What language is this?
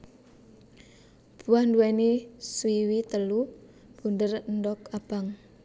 Javanese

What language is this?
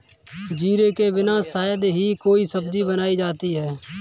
Hindi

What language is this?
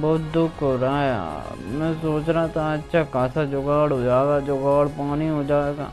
Hindi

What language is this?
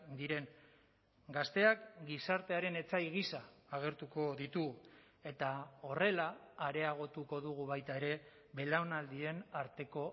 Basque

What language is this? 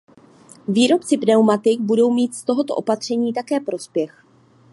Czech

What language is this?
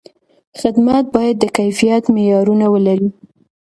Pashto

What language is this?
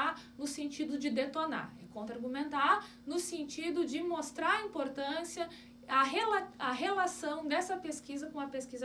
Portuguese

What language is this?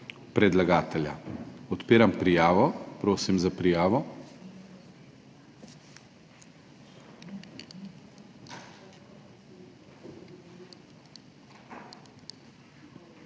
Slovenian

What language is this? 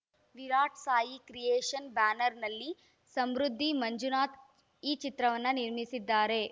Kannada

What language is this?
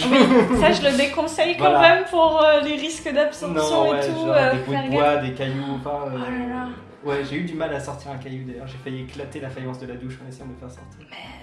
French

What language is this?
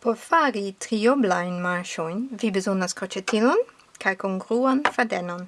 Esperanto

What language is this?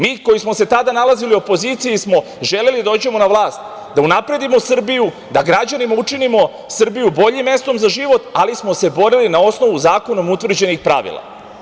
Serbian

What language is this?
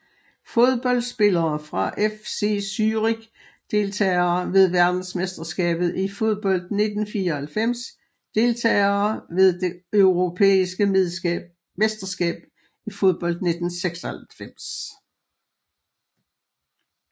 Danish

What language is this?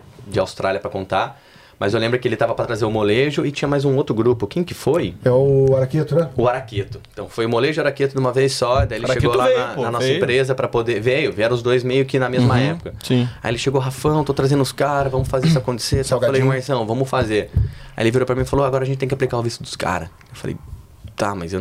Portuguese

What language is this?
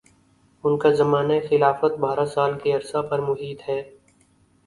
Urdu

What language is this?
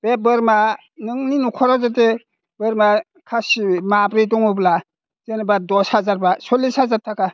Bodo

